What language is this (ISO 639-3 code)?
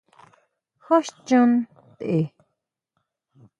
mau